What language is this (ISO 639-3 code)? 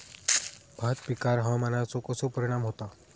mar